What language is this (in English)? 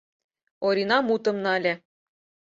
Mari